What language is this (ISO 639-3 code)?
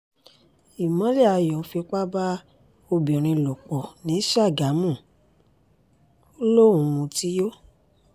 yor